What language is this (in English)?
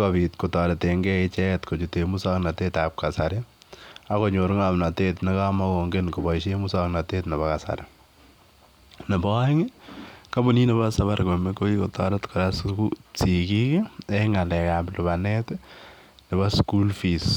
Kalenjin